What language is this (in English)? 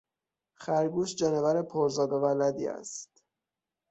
Persian